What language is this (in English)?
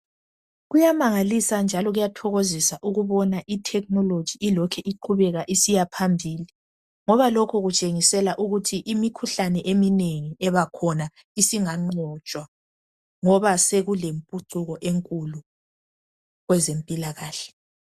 North Ndebele